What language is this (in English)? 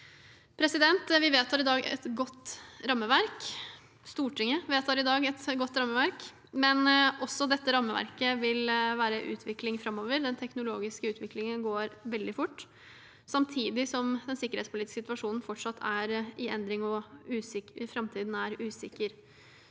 Norwegian